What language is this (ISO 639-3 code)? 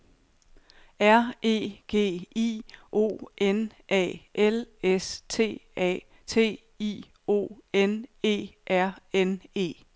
dan